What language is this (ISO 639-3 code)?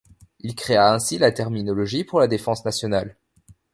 fra